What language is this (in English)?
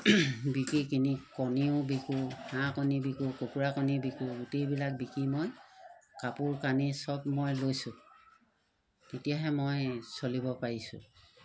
Assamese